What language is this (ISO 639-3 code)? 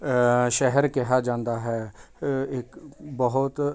pan